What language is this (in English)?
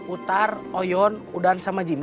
Indonesian